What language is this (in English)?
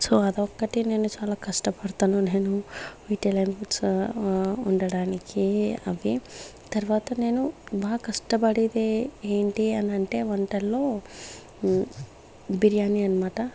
Telugu